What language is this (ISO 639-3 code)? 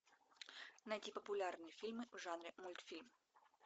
rus